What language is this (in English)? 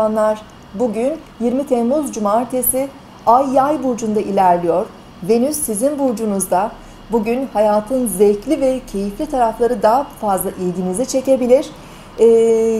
Turkish